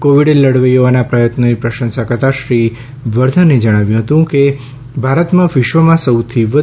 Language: Gujarati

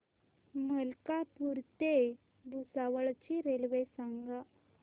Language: Marathi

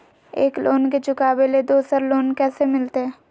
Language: Magahi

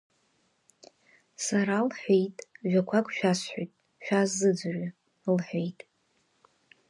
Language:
Abkhazian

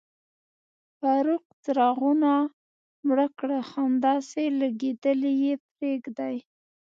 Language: Pashto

